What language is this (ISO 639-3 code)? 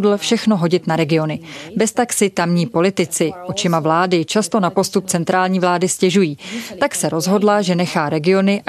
ces